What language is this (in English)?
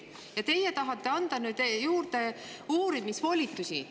Estonian